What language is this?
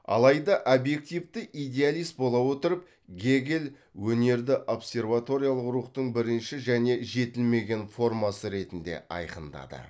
Kazakh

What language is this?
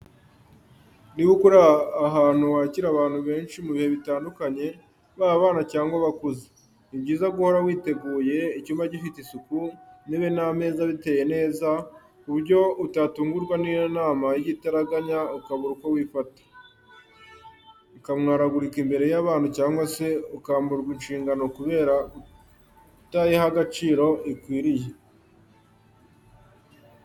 Kinyarwanda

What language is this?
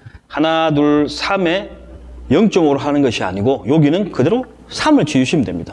Korean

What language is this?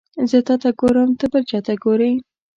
Pashto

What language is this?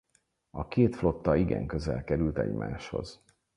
Hungarian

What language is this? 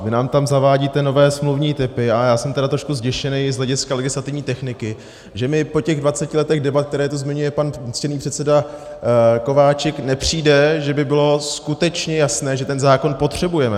Czech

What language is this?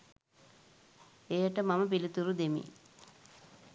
Sinhala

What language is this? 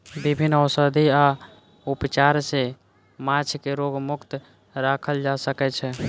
Maithili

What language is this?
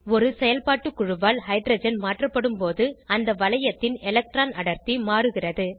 Tamil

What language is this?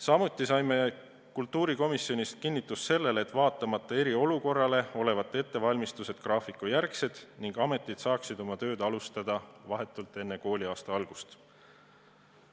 Estonian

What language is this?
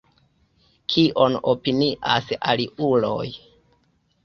Esperanto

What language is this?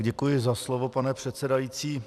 Czech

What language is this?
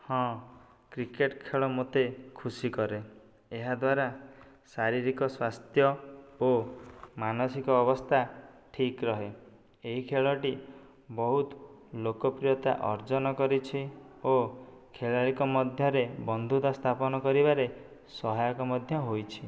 Odia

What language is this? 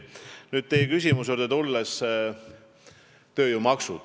Estonian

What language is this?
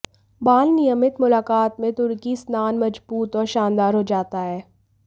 Hindi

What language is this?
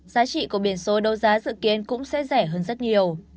Vietnamese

